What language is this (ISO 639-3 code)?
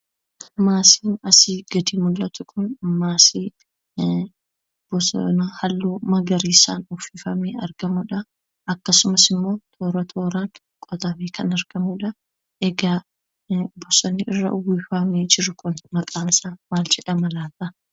orm